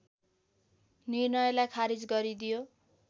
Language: Nepali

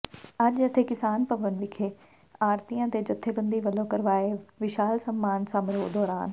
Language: Punjabi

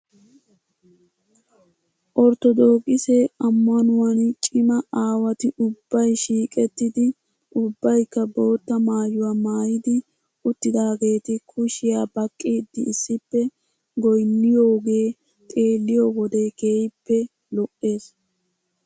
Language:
Wolaytta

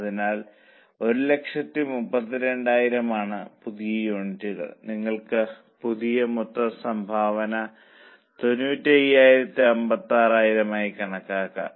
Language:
Malayalam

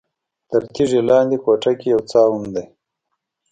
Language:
Pashto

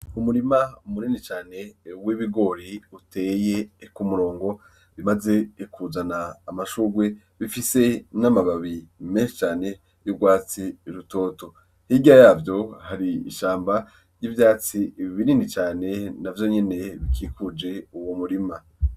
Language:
Rundi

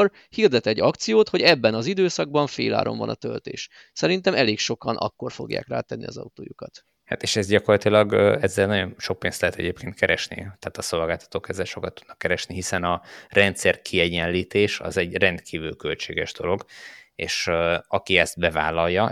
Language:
Hungarian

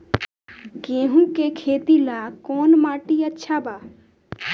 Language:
Bhojpuri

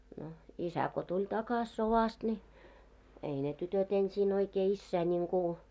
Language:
Finnish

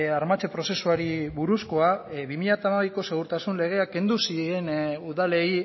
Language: Basque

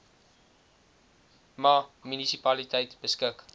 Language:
Afrikaans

